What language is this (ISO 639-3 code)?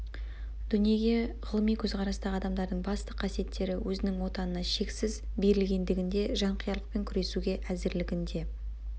kaz